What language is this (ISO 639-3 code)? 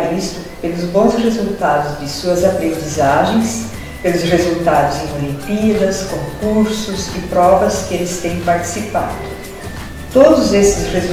por